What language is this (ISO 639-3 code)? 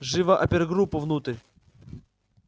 rus